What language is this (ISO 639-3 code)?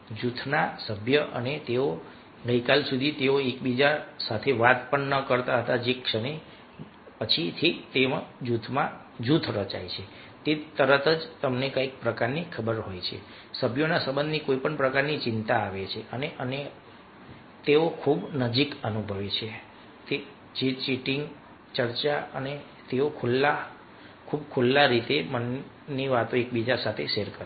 guj